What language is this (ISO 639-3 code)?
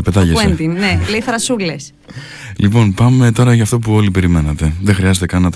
ell